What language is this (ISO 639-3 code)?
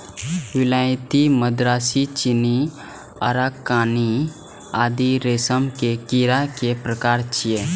mai